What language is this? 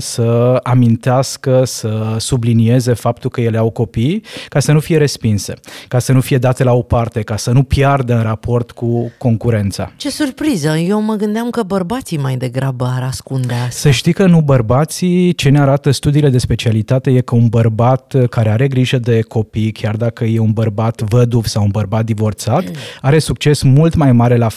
Romanian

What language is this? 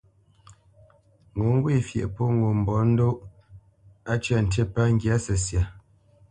Bamenyam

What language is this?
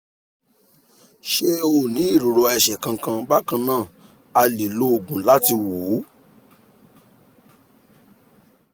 Yoruba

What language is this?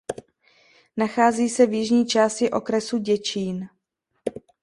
Czech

